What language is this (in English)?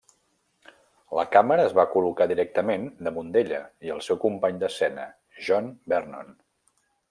Catalan